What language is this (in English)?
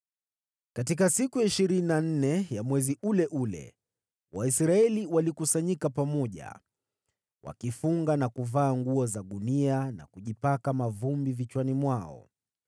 Swahili